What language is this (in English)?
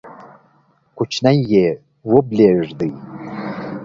Pashto